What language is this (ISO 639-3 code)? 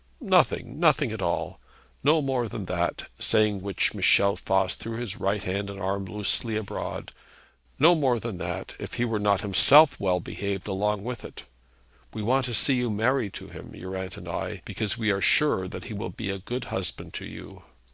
eng